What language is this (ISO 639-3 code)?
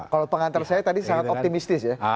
ind